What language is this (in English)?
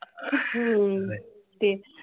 Marathi